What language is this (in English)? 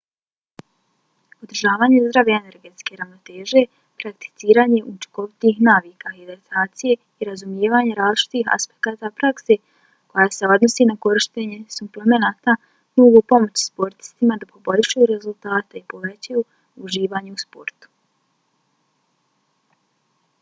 Bosnian